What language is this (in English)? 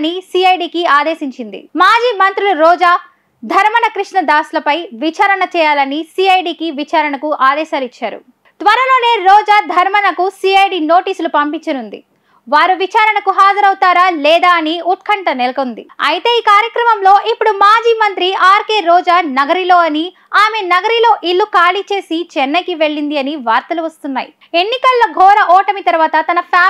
Telugu